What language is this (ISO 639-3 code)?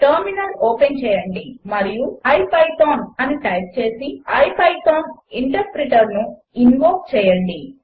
tel